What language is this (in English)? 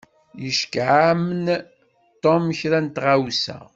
Kabyle